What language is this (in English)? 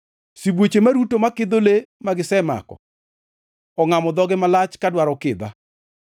Luo (Kenya and Tanzania)